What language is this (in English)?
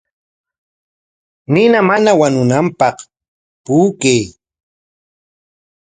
Corongo Ancash Quechua